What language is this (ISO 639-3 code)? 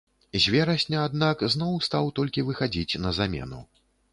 bel